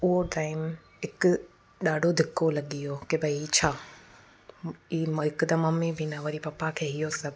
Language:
Sindhi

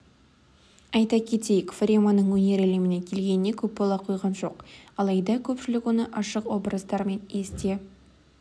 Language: Kazakh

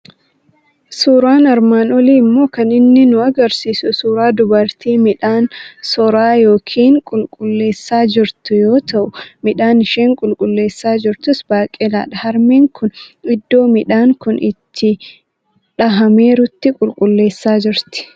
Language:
Oromo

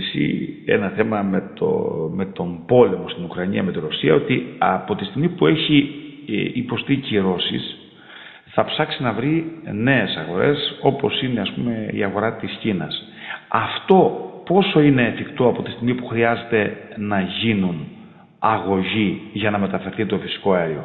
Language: Greek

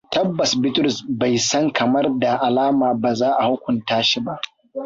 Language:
Hausa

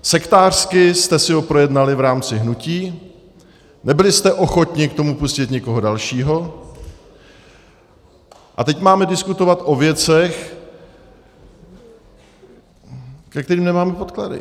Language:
Czech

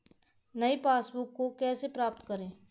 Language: Hindi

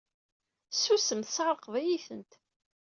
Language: Kabyle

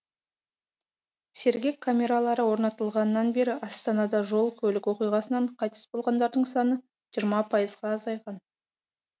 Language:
Kazakh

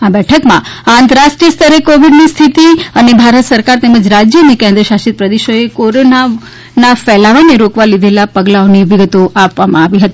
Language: Gujarati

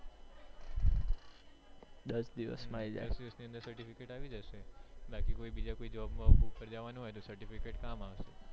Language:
Gujarati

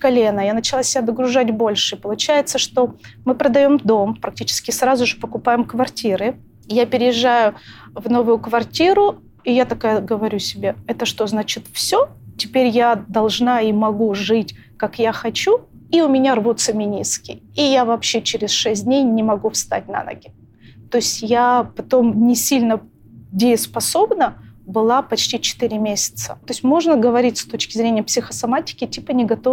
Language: Russian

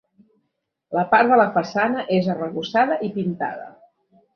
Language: Catalan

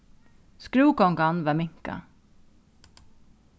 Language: Faroese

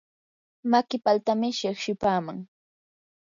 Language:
Yanahuanca Pasco Quechua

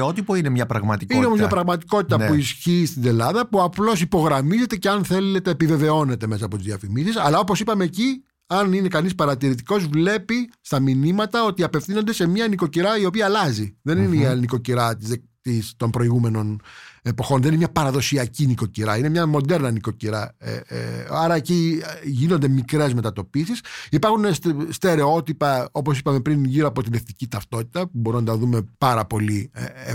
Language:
Greek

